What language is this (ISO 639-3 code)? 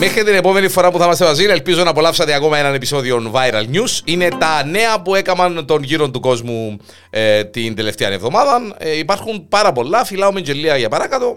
ell